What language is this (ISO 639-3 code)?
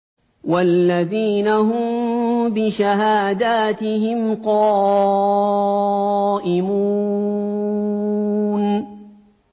ara